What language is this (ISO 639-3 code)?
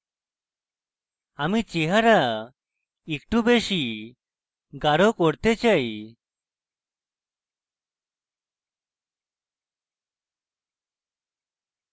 ben